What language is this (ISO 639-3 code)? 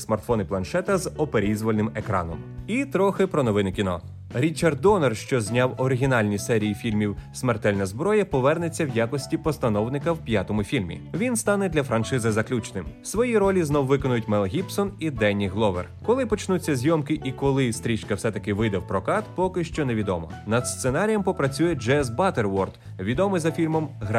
ukr